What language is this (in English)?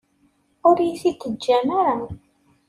Kabyle